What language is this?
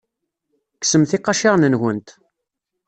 Kabyle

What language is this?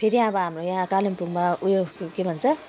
Nepali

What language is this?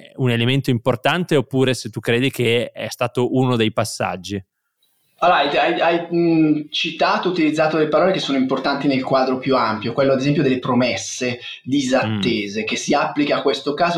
Italian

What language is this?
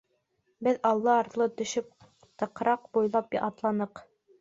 Bashkir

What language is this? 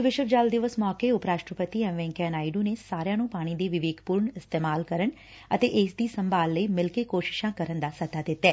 Punjabi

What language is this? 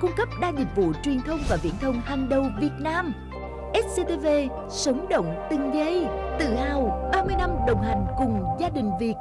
Vietnamese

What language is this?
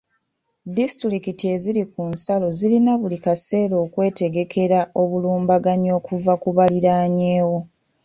Ganda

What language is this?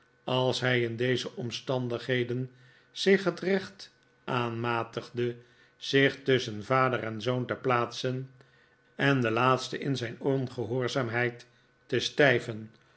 Dutch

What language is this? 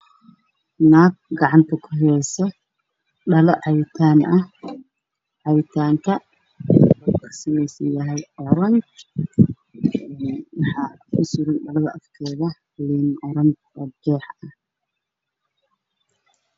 Somali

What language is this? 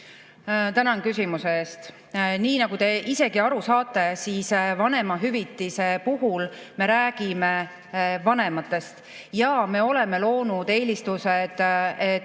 Estonian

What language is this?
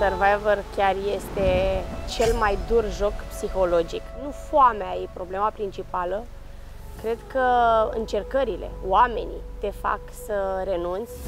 Romanian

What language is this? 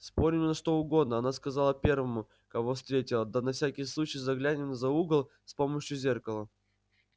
Russian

